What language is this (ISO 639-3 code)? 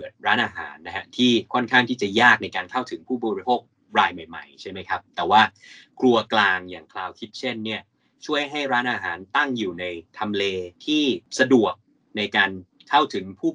tha